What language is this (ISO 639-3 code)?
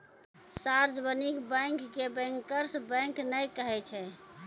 mai